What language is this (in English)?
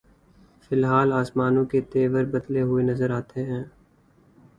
Urdu